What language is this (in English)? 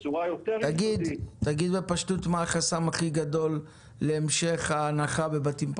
Hebrew